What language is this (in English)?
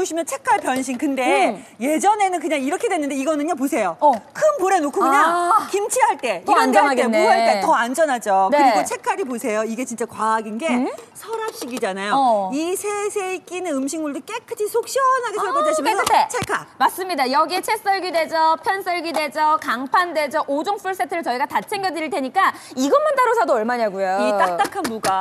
Korean